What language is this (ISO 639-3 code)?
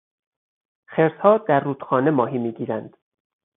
fas